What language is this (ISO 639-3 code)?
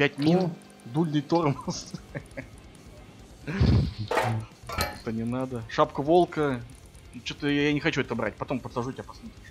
rus